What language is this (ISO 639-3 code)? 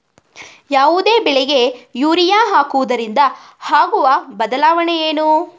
kan